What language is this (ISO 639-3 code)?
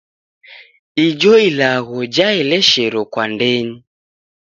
dav